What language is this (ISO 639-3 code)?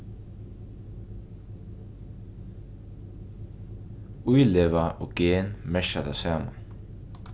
fao